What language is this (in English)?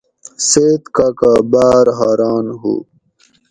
Gawri